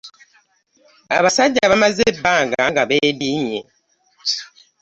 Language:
Ganda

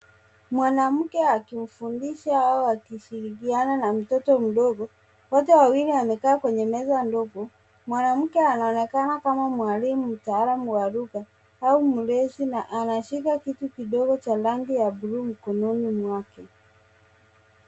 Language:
Swahili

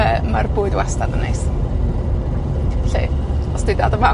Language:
Welsh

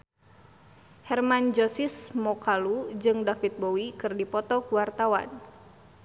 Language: Sundanese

